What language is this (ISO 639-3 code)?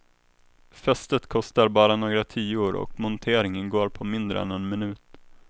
swe